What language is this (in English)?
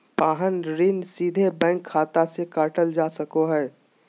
Magahi